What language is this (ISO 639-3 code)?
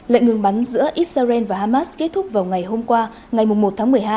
vie